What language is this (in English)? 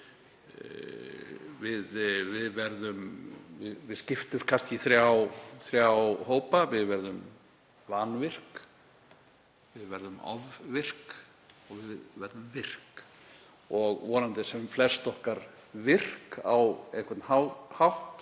Icelandic